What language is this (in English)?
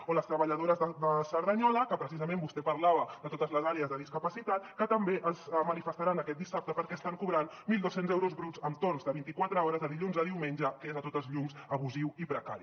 Catalan